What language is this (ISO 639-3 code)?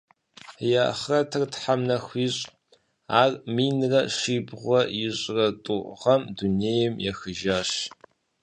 kbd